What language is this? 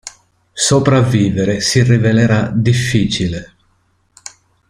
Italian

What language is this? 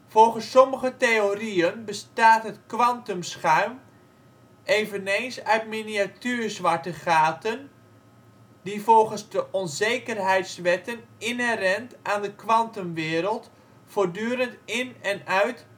Dutch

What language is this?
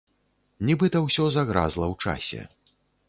Belarusian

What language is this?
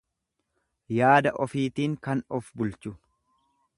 Oromo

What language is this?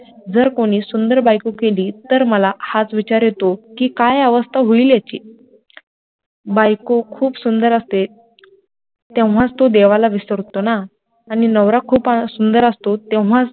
Marathi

